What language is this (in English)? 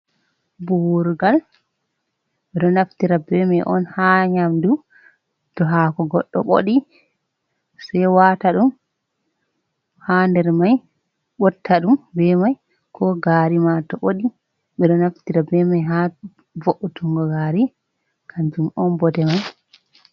Fula